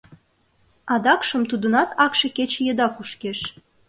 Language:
Mari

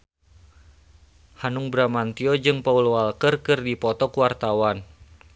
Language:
Sundanese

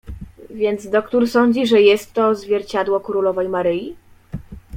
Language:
Polish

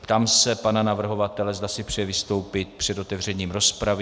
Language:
Czech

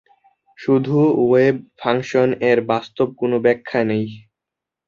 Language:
Bangla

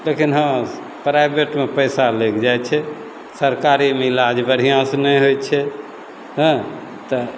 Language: Maithili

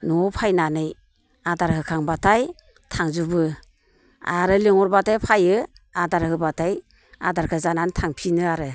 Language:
Bodo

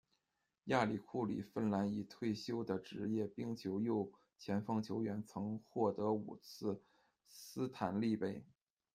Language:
Chinese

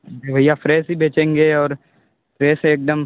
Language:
Hindi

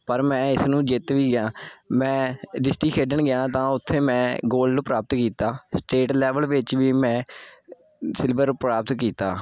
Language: Punjabi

